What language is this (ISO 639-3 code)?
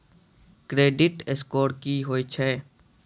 mai